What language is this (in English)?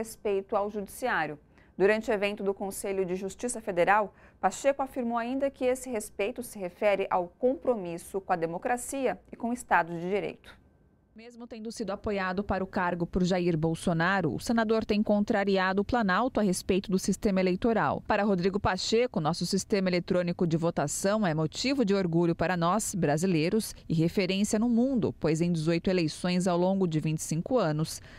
Portuguese